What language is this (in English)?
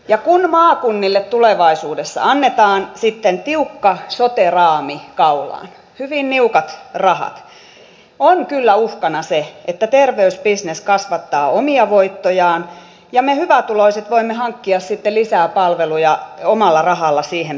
Finnish